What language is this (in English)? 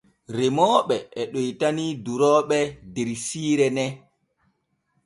Borgu Fulfulde